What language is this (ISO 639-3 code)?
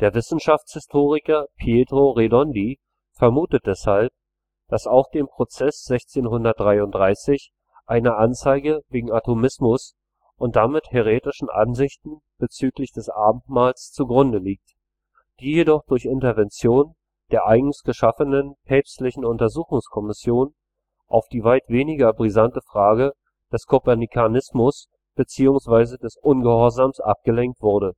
deu